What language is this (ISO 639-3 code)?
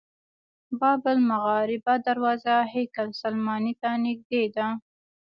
pus